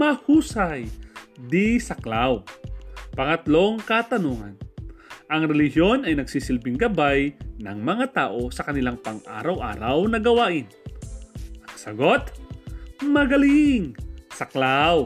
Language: Filipino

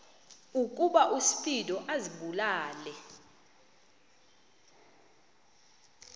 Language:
Xhosa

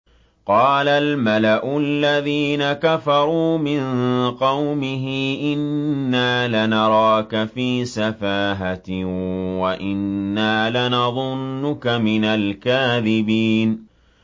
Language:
Arabic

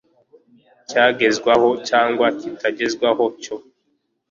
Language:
Kinyarwanda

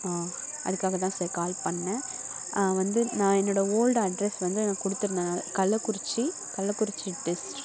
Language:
Tamil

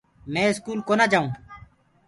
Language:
Gurgula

